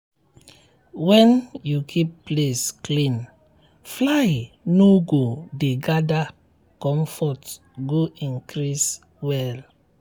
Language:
Nigerian Pidgin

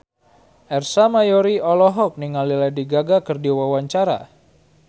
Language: Sundanese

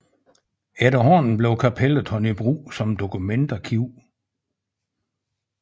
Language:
Danish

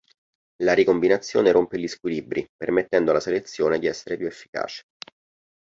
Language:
Italian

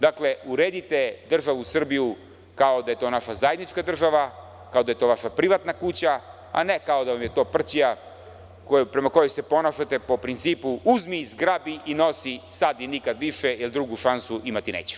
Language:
Serbian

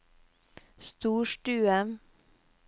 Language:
Norwegian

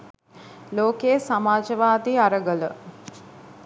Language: Sinhala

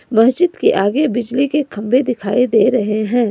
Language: Hindi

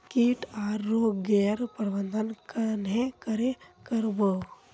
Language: Magahi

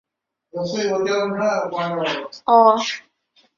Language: Chinese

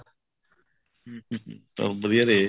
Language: Punjabi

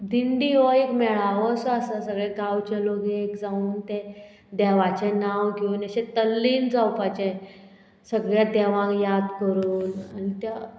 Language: Konkani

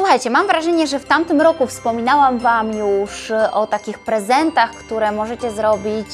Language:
Polish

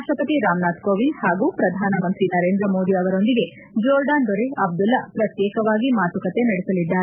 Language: Kannada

